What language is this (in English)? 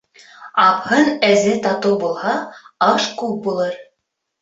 Bashkir